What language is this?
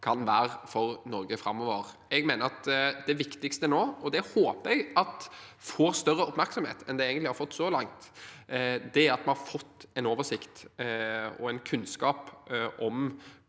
Norwegian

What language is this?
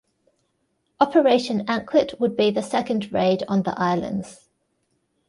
English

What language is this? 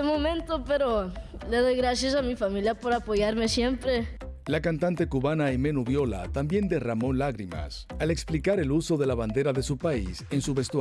Spanish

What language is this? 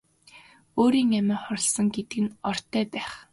Mongolian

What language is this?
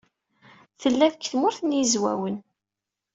Kabyle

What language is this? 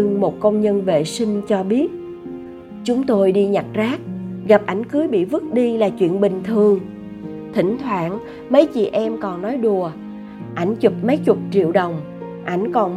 Vietnamese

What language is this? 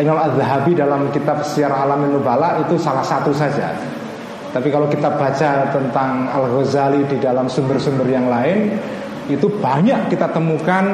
Indonesian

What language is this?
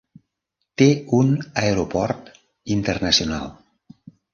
Catalan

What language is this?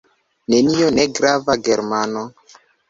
Esperanto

